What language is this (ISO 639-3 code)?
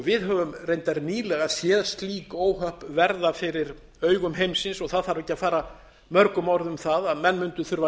isl